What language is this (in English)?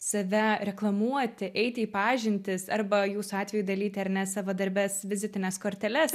Lithuanian